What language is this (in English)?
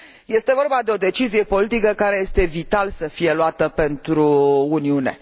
Romanian